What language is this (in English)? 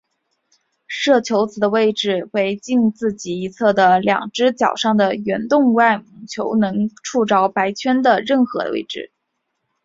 Chinese